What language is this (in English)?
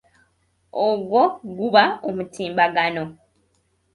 Ganda